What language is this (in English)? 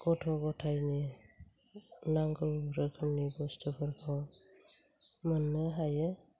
Bodo